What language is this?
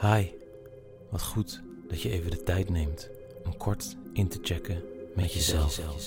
Dutch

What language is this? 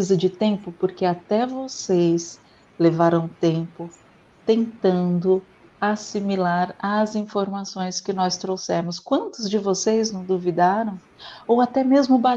Portuguese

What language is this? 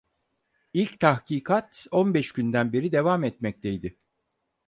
Turkish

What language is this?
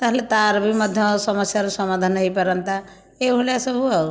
Odia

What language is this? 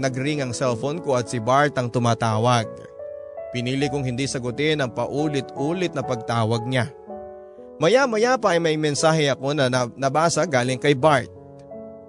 Filipino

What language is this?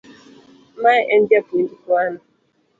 Luo (Kenya and Tanzania)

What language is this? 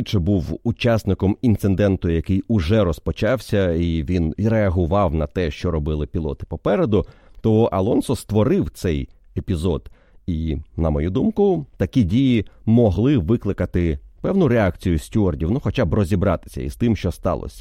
Ukrainian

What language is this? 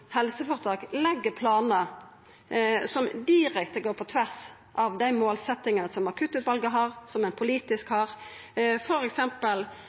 Norwegian Nynorsk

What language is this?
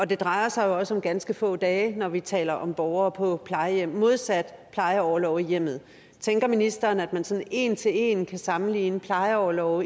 Danish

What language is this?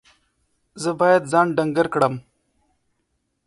Pashto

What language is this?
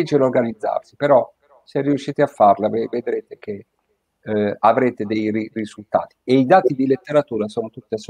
Italian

